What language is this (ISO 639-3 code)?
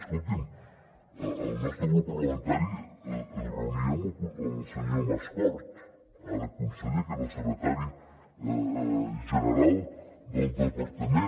cat